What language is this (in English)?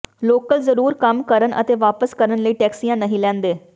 Punjabi